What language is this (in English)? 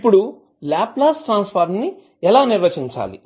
Telugu